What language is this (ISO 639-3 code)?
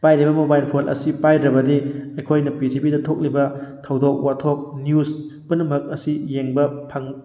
mni